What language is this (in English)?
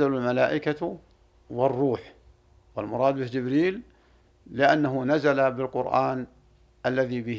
Arabic